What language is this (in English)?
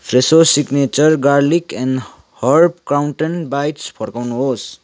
Nepali